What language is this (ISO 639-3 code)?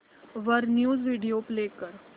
mar